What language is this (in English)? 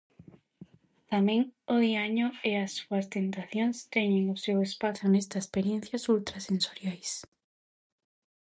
Galician